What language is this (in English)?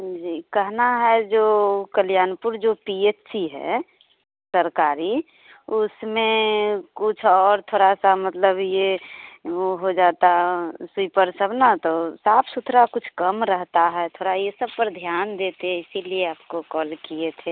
Hindi